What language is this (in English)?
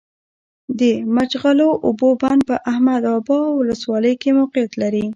Pashto